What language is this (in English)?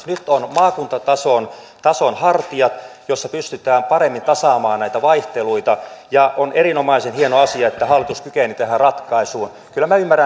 Finnish